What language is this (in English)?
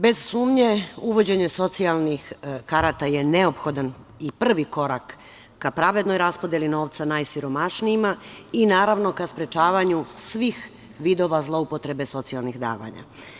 Serbian